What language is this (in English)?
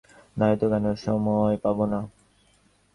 Bangla